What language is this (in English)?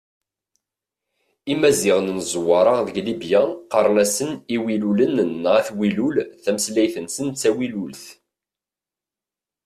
Kabyle